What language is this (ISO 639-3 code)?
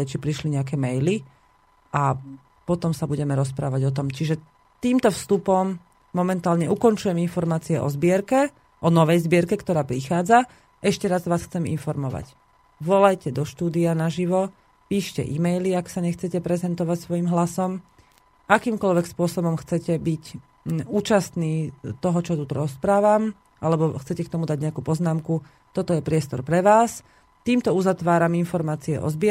slk